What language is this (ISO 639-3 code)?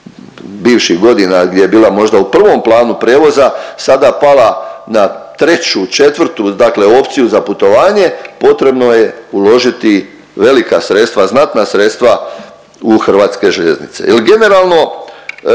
hrv